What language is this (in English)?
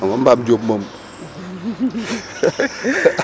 Wolof